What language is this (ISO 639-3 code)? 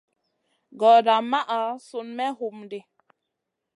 mcn